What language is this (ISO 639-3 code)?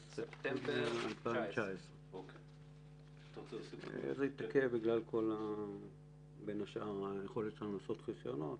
heb